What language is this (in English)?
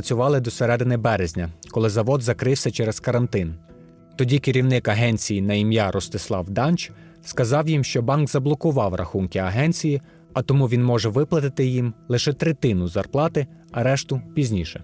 Ukrainian